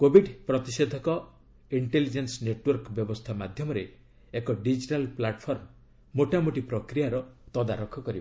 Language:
Odia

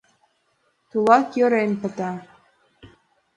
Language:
Mari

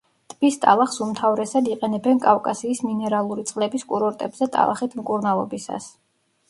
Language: Georgian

